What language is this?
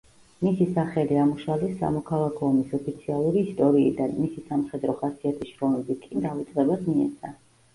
Georgian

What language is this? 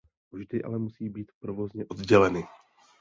Czech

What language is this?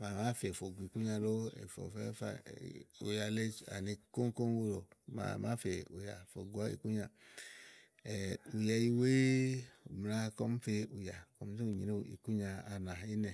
Igo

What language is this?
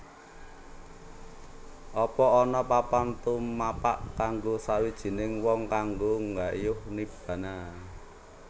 Javanese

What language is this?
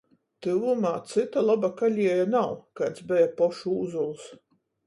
Latgalian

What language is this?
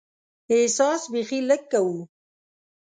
Pashto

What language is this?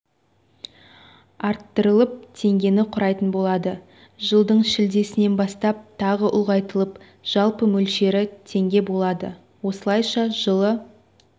Kazakh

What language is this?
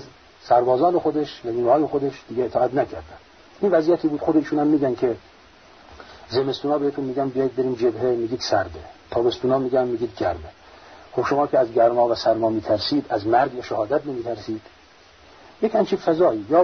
Persian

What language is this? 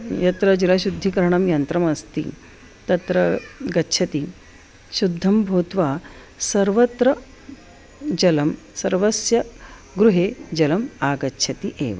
Sanskrit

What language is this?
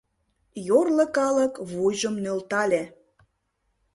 Mari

